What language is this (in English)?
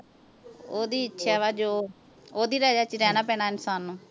Punjabi